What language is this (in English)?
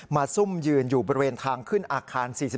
Thai